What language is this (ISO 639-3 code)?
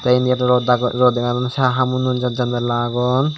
ccp